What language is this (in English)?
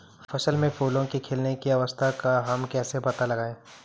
Hindi